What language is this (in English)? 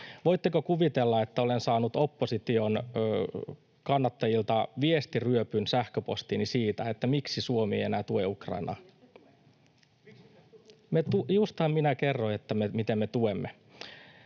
Finnish